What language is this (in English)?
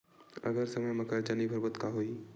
Chhattisgarhi